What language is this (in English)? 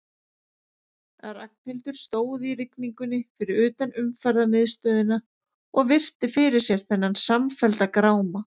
Icelandic